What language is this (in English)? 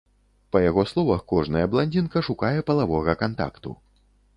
Belarusian